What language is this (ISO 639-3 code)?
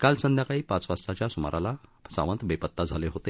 mar